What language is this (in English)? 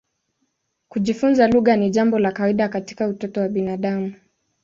Swahili